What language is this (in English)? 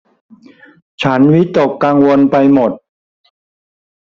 Thai